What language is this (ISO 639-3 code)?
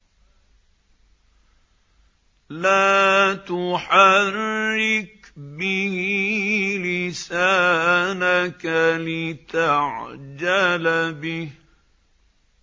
ara